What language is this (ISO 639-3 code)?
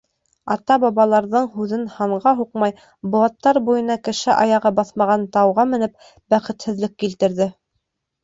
bak